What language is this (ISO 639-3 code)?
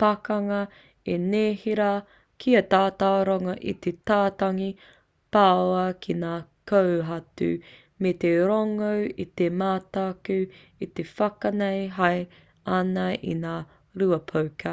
mri